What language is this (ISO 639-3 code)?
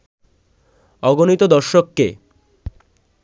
ben